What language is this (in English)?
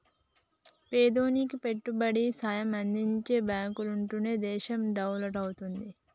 Telugu